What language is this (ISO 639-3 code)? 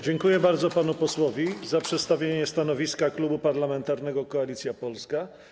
pol